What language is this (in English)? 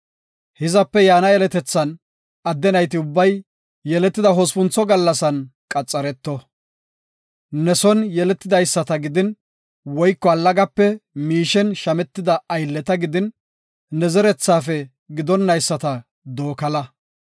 Gofa